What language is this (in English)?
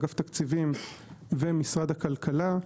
Hebrew